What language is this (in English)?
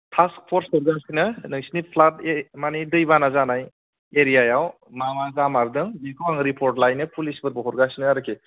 Bodo